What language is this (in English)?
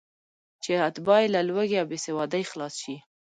Pashto